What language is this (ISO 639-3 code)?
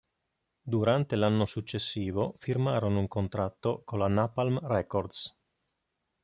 ita